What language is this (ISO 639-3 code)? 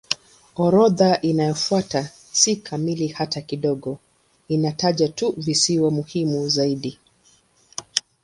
swa